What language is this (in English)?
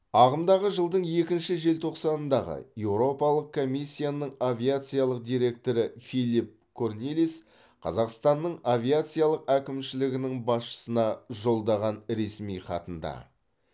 Kazakh